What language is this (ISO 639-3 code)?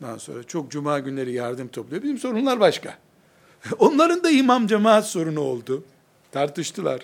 tur